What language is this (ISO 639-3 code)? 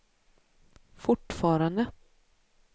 swe